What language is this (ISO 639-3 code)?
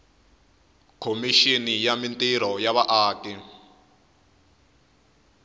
tso